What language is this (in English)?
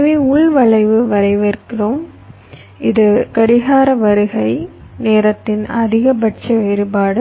Tamil